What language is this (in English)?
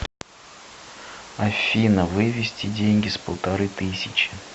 Russian